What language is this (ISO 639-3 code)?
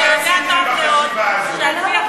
heb